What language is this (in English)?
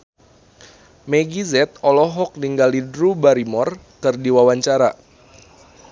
Sundanese